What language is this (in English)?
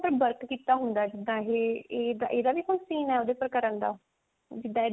Punjabi